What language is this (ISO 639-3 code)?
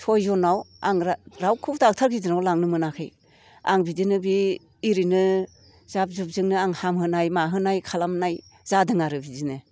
brx